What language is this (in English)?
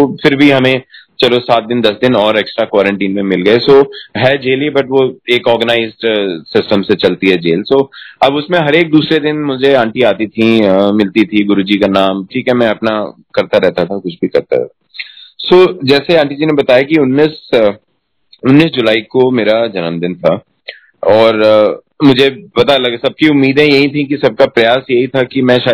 Hindi